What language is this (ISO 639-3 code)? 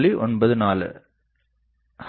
tam